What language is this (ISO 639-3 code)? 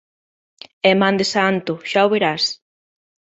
glg